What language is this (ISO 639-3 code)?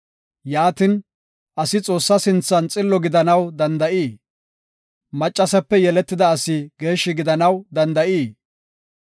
gof